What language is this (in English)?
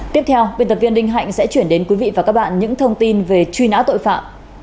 Vietnamese